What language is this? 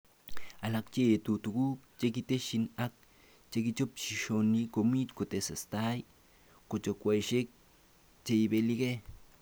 Kalenjin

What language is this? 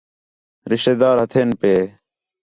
Khetrani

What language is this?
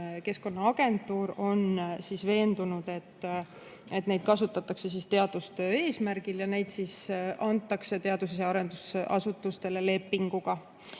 Estonian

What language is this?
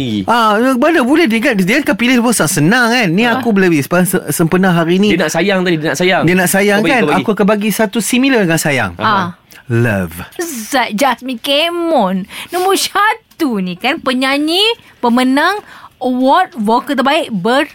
Malay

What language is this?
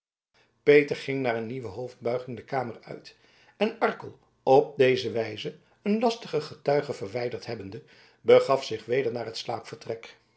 Dutch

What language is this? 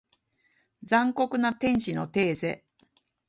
Japanese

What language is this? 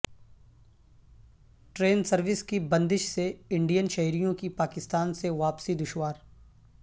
Urdu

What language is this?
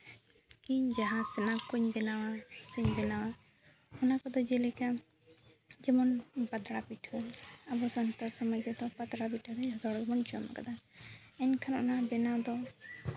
Santali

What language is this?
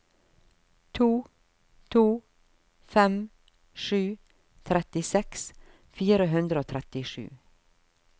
Norwegian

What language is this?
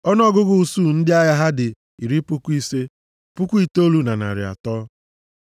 Igbo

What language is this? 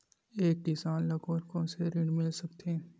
Chhattisgarhi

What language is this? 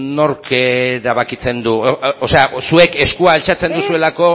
Basque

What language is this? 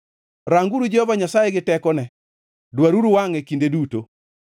Luo (Kenya and Tanzania)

